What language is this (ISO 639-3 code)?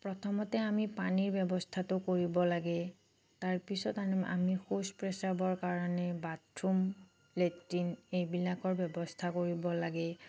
asm